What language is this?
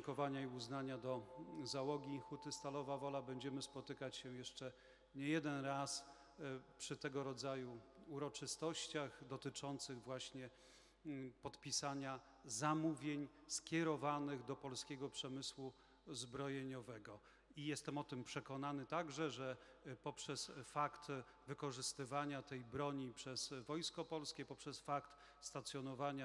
Polish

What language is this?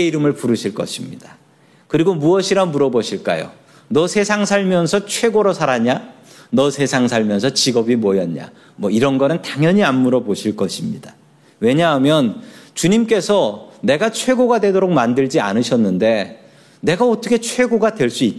Korean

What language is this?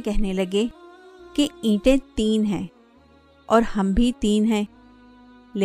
Urdu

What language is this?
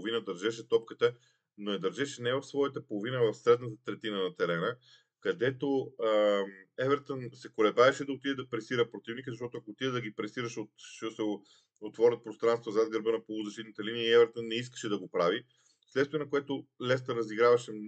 Bulgarian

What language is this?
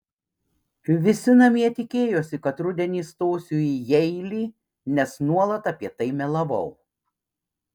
Lithuanian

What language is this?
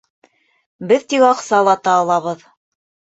Bashkir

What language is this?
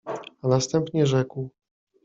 Polish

